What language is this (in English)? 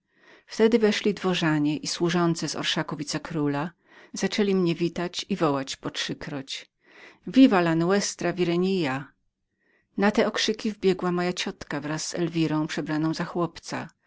Polish